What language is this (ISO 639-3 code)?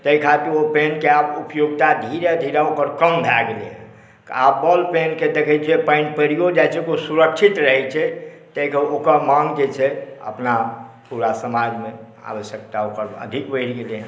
mai